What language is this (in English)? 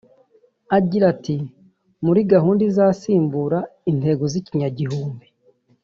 Kinyarwanda